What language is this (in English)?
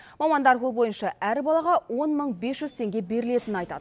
Kazakh